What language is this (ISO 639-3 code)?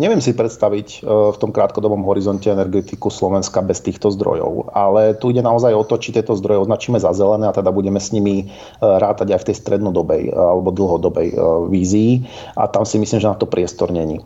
slk